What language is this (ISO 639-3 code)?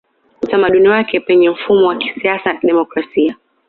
swa